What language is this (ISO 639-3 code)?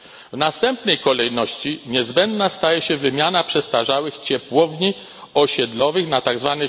pol